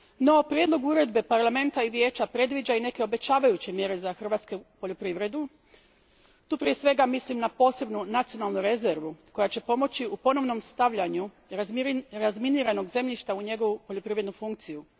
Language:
Croatian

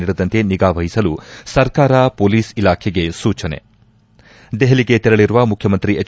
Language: Kannada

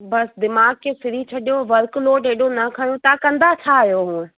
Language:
Sindhi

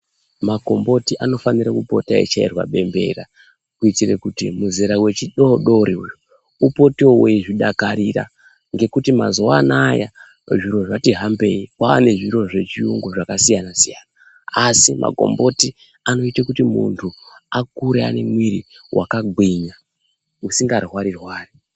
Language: Ndau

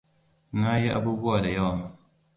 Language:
Hausa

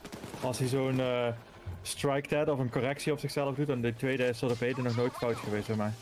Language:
Dutch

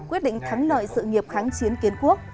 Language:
Vietnamese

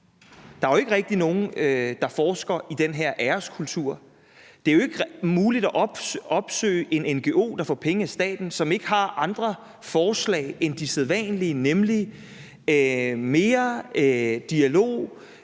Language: Danish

